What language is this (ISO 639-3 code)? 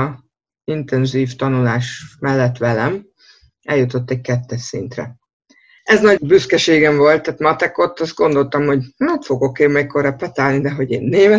hun